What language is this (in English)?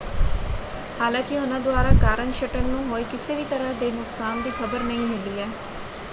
Punjabi